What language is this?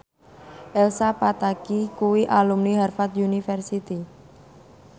Javanese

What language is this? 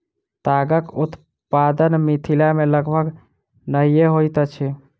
Maithili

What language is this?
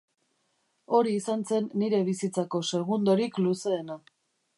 Basque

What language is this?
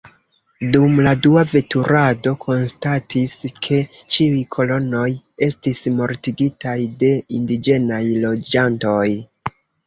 Esperanto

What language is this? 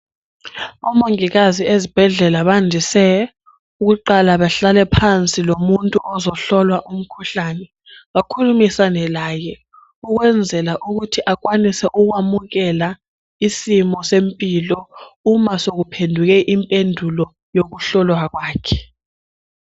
North Ndebele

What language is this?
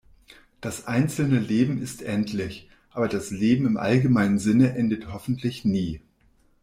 German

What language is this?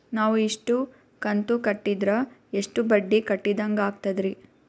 Kannada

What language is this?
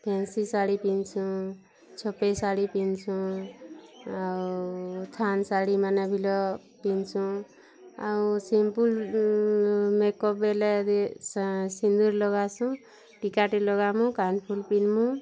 Odia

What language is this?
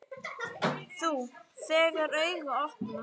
Icelandic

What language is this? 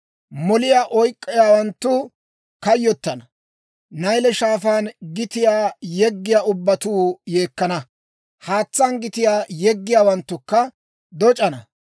Dawro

